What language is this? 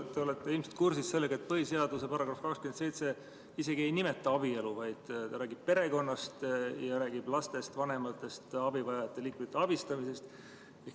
Estonian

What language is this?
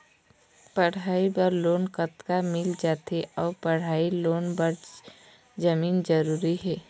Chhattisgarhi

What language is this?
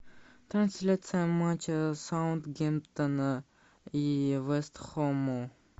Russian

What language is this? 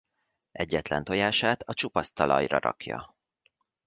Hungarian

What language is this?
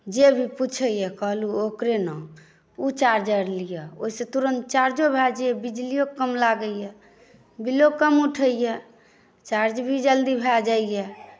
Maithili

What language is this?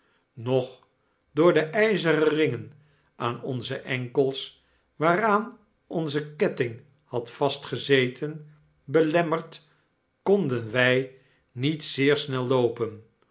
Dutch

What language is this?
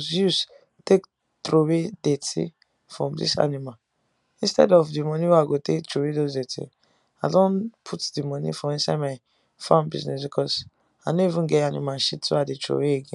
Nigerian Pidgin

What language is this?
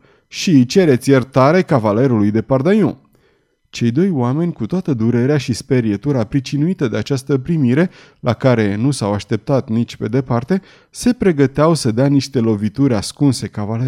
Romanian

